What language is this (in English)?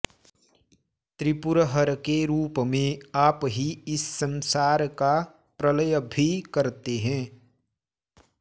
Sanskrit